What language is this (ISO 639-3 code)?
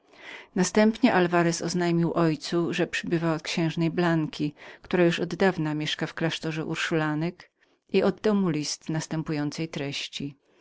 pol